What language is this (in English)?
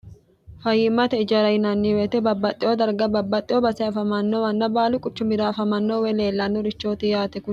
Sidamo